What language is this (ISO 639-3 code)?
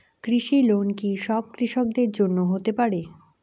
ben